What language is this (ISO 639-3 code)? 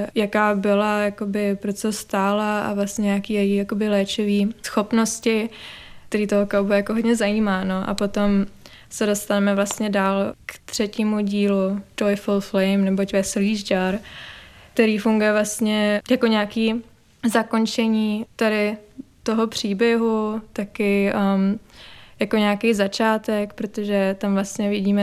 ces